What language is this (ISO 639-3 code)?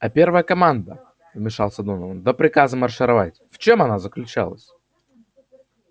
rus